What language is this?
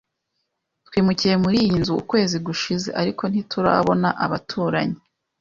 Kinyarwanda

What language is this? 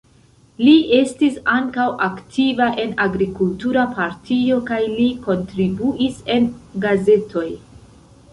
Esperanto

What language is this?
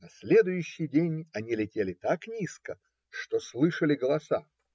Russian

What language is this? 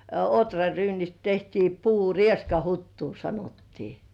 Finnish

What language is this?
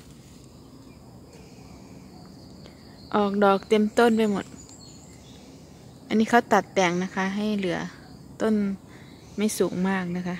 Thai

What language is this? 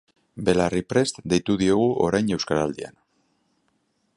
Basque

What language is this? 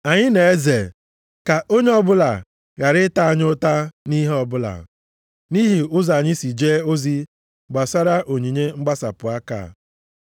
Igbo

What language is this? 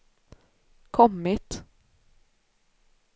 Swedish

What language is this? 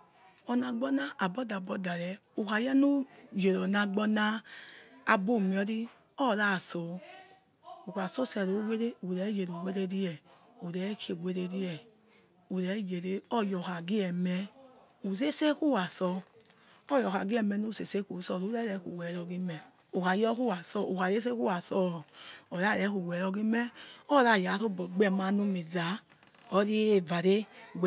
Yekhee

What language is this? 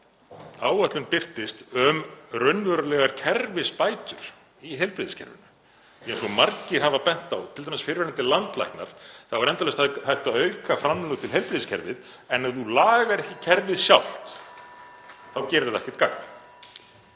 Icelandic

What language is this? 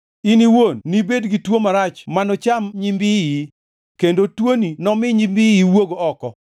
Luo (Kenya and Tanzania)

